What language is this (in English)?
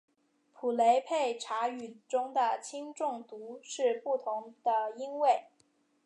Chinese